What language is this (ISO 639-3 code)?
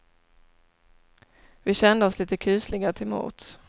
swe